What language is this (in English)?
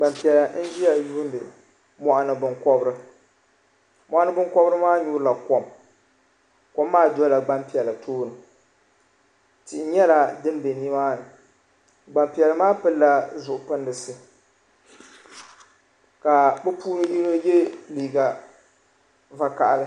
Dagbani